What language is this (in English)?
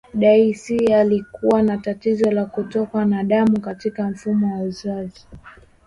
Swahili